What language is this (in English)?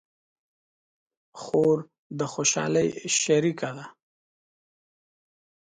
Pashto